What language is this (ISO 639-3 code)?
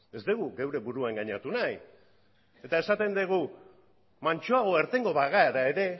eus